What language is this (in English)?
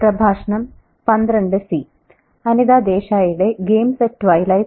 Malayalam